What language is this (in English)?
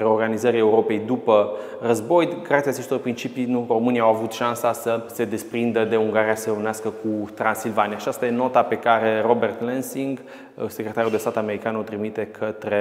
Romanian